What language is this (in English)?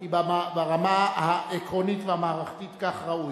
Hebrew